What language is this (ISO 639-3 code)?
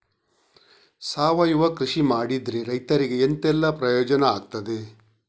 kan